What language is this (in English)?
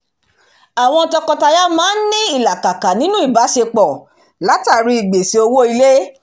Yoruba